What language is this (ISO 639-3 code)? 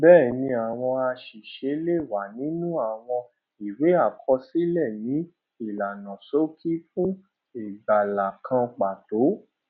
yor